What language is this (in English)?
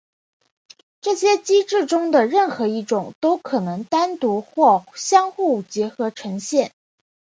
Chinese